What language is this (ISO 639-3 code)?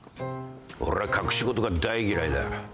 jpn